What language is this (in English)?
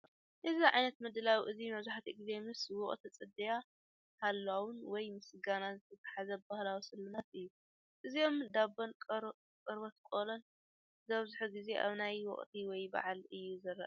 Tigrinya